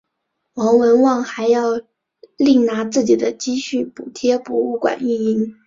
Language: Chinese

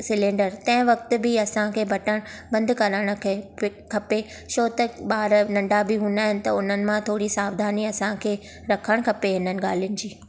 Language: Sindhi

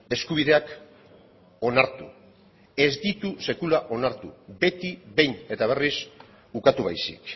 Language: Basque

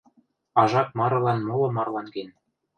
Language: Western Mari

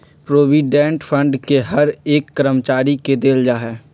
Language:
Magahi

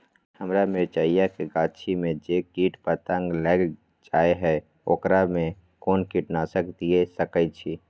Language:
Maithili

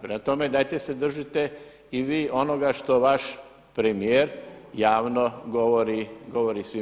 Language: Croatian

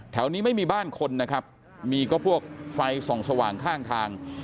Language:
Thai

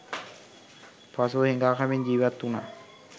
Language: Sinhala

